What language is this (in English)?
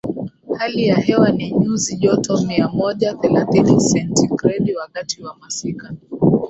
Swahili